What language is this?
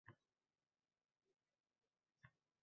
Uzbek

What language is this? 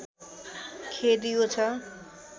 Nepali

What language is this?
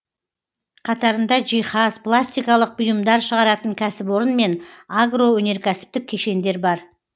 Kazakh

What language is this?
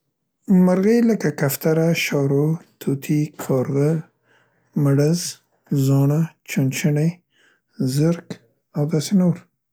Central Pashto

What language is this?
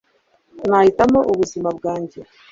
Kinyarwanda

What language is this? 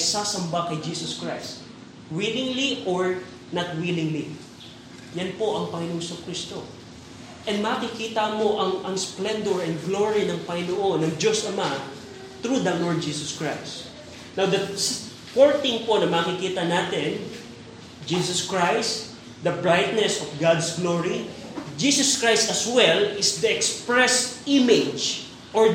Filipino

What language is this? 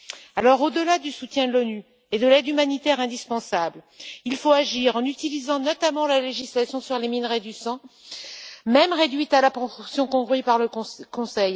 French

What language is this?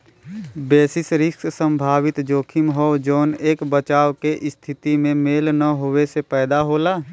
Bhojpuri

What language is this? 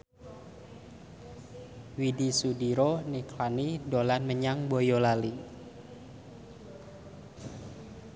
Javanese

